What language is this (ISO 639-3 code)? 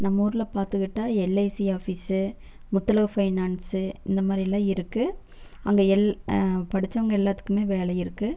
tam